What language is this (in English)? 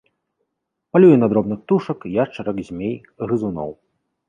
Belarusian